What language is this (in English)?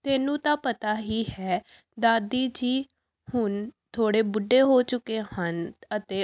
Punjabi